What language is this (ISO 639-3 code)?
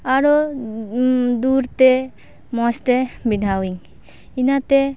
sat